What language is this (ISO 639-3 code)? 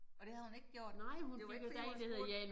dan